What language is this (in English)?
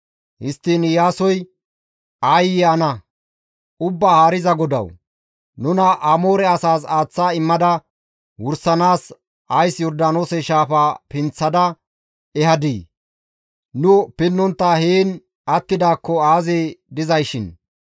Gamo